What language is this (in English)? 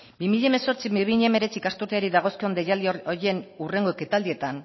Basque